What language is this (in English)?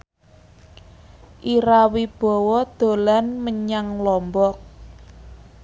Javanese